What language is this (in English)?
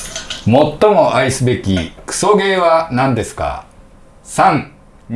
Japanese